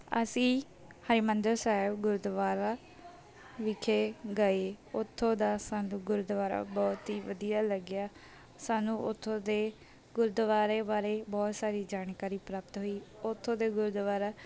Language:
Punjabi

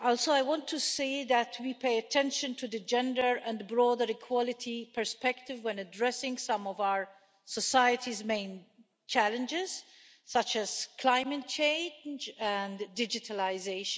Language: English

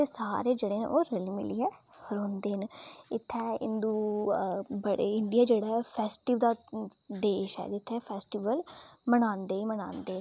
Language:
Dogri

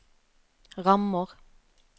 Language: Norwegian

